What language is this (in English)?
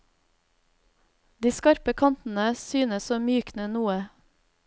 Norwegian